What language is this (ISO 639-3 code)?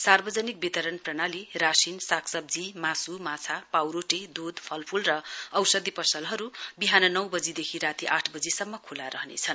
nep